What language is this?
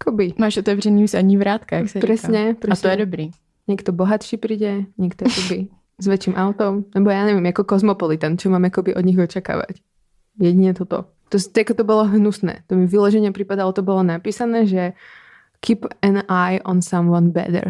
Czech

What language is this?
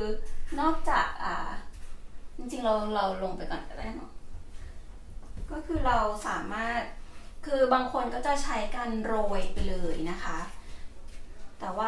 Thai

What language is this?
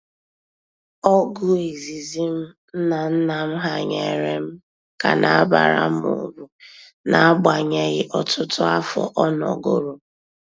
Igbo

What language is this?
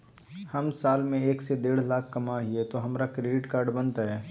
Magahi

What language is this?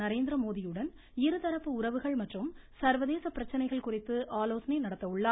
Tamil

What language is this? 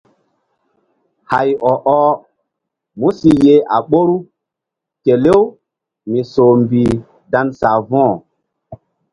Mbum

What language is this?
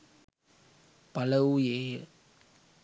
Sinhala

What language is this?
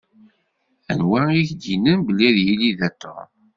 Kabyle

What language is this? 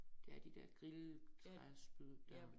Danish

